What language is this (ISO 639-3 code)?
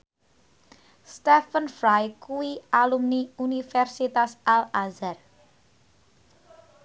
jav